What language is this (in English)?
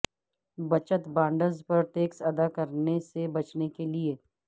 Urdu